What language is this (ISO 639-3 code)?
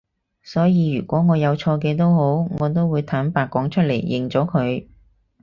yue